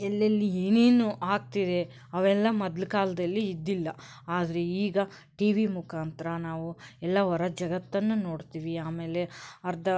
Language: Kannada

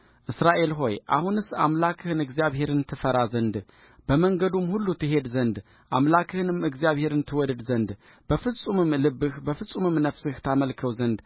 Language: Amharic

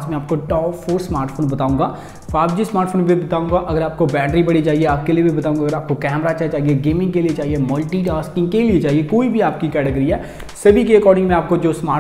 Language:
Hindi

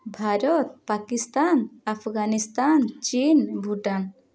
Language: Odia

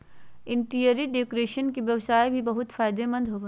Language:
Magahi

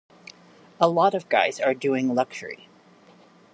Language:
English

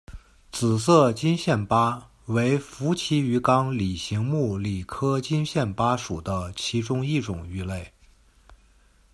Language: Chinese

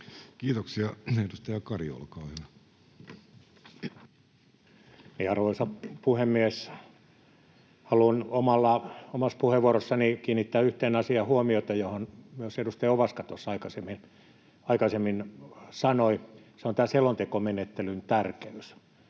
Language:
Finnish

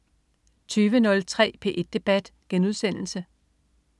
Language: Danish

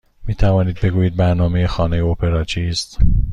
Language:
Persian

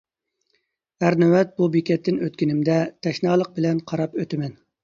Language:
Uyghur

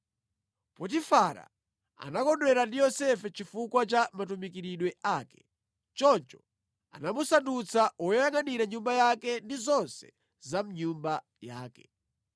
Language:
Nyanja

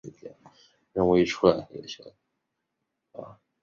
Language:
Chinese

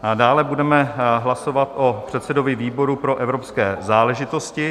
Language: Czech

